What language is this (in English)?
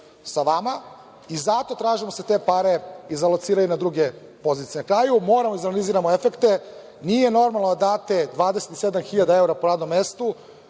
Serbian